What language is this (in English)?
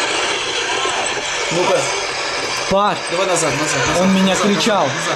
Russian